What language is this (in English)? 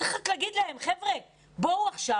Hebrew